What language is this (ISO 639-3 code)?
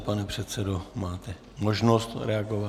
ces